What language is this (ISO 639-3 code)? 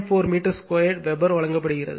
tam